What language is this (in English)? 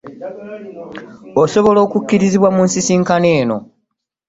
Ganda